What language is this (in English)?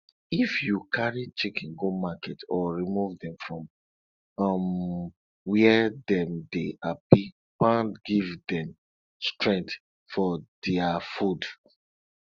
Nigerian Pidgin